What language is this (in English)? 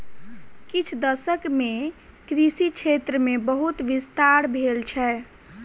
Maithili